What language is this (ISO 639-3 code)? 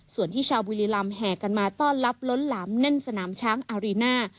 tha